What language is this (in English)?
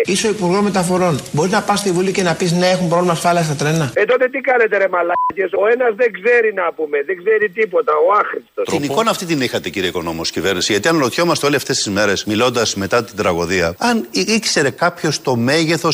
Greek